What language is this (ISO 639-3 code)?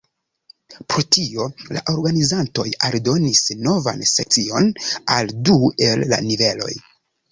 epo